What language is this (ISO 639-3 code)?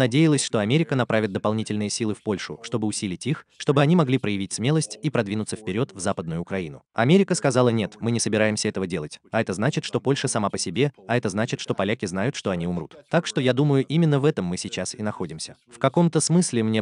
rus